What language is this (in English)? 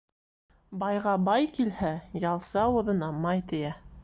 Bashkir